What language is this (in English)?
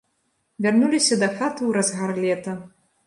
Belarusian